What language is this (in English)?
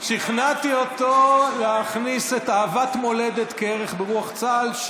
Hebrew